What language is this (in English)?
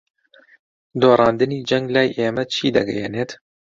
Central Kurdish